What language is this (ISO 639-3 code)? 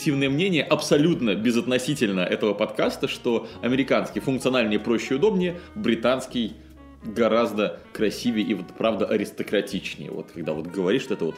rus